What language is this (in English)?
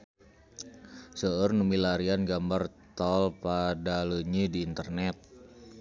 Sundanese